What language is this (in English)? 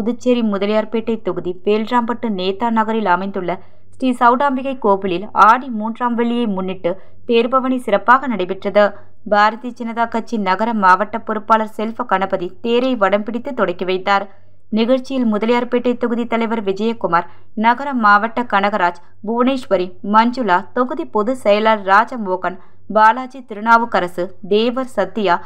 Tamil